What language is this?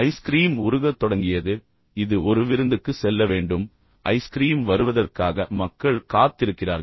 Tamil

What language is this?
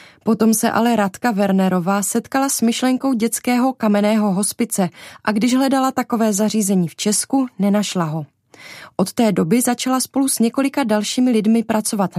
Czech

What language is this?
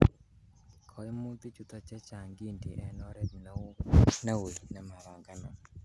Kalenjin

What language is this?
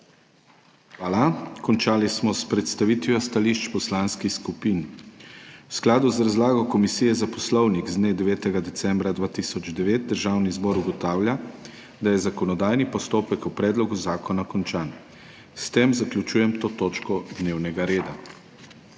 Slovenian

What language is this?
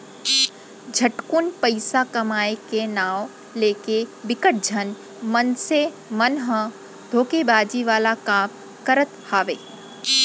Chhattisgarhi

